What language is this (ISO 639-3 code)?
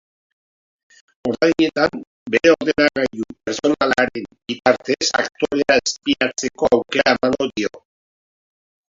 eus